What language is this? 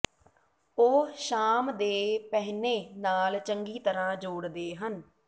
Punjabi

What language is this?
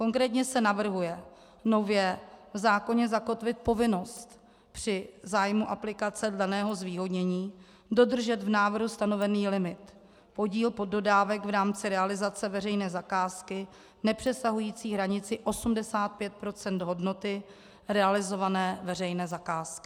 Czech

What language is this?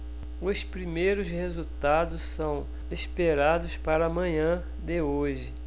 Portuguese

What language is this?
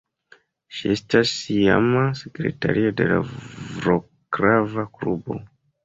Esperanto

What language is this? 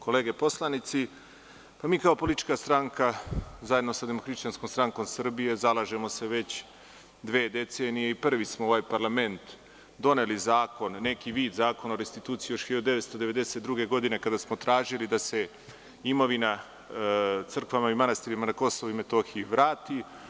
Serbian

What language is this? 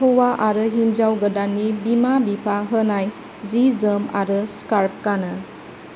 Bodo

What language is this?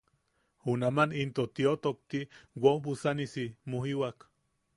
Yaqui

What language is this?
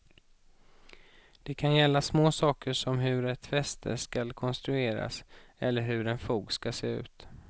Swedish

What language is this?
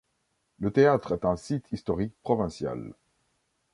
French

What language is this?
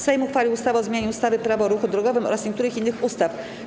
Polish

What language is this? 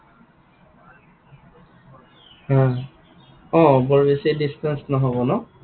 Assamese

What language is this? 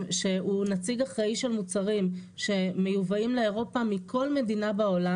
Hebrew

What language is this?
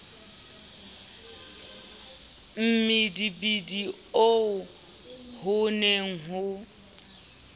Southern Sotho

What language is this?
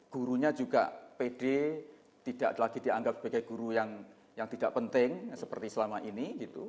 Indonesian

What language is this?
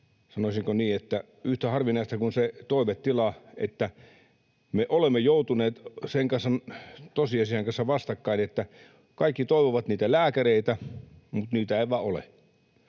Finnish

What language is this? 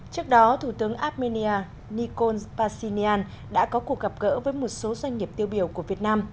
Vietnamese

